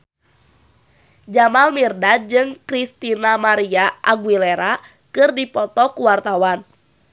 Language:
Sundanese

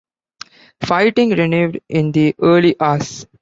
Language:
English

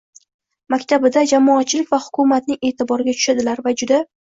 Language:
Uzbek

